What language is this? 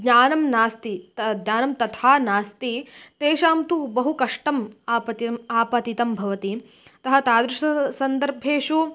Sanskrit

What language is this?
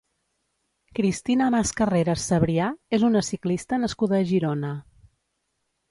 Catalan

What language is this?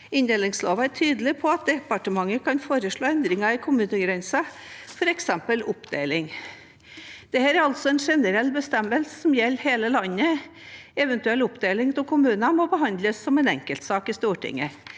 Norwegian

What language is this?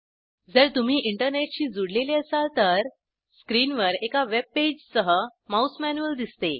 Marathi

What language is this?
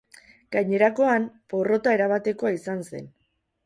Basque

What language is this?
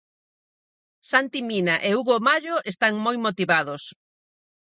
Galician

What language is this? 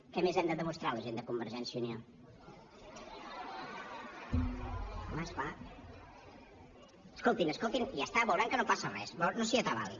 Catalan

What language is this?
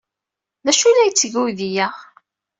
Kabyle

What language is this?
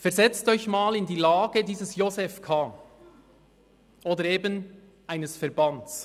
Swiss German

